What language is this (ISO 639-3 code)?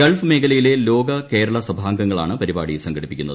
mal